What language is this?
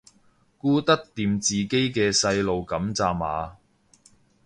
Cantonese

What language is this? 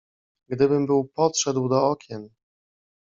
Polish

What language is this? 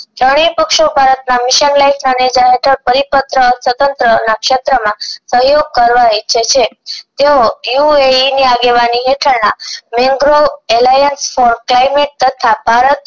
Gujarati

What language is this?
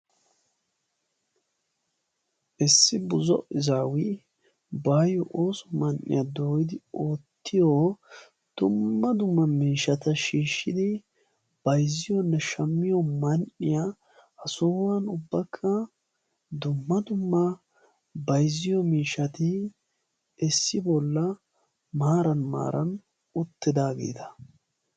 Wolaytta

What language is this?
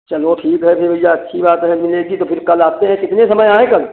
Hindi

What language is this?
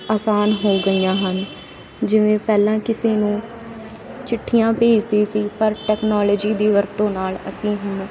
Punjabi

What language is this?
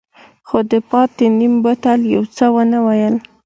Pashto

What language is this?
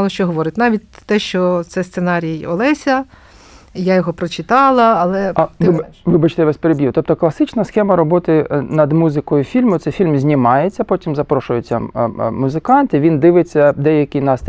Ukrainian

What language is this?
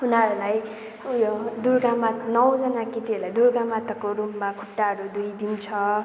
Nepali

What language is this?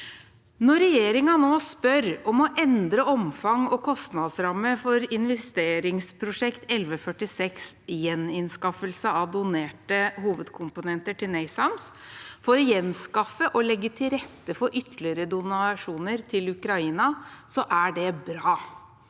Norwegian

